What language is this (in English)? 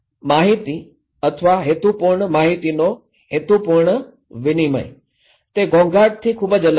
Gujarati